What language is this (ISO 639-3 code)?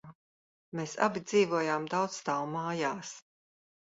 lav